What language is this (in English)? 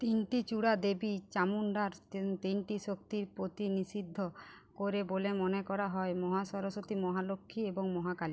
Bangla